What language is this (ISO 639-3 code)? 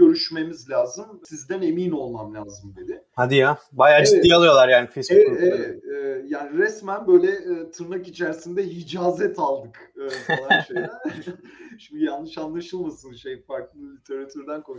tur